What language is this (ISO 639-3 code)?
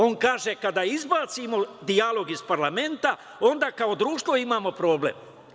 srp